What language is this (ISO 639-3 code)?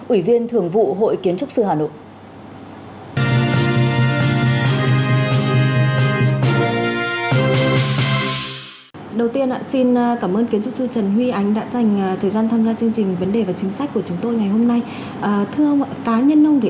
vie